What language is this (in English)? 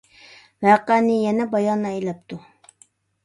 Uyghur